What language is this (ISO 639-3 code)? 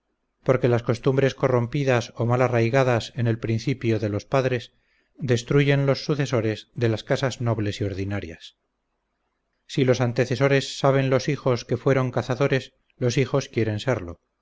spa